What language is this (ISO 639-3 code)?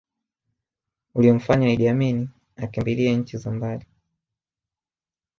swa